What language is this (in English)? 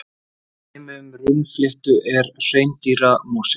Icelandic